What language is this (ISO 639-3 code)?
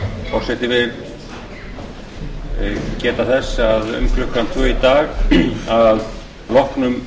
isl